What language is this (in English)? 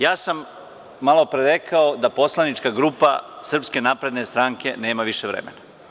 Serbian